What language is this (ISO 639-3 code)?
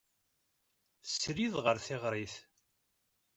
kab